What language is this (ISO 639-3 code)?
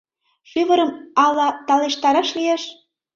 chm